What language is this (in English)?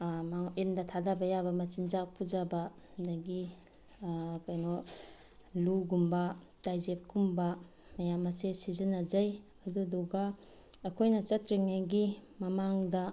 Manipuri